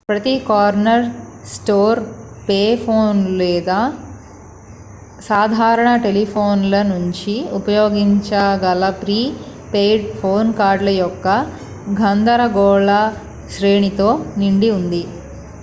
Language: Telugu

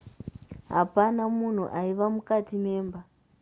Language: Shona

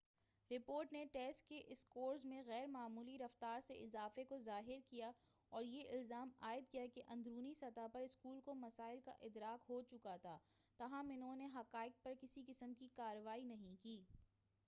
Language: Urdu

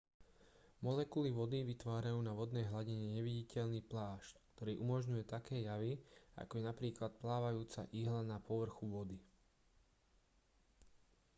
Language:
Slovak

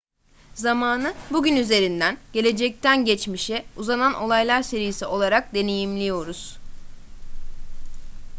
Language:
Turkish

